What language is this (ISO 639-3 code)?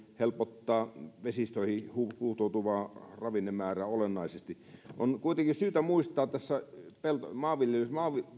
fin